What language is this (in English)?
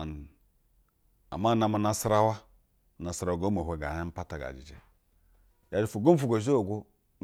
Basa (Nigeria)